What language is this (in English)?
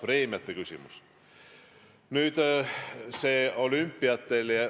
Estonian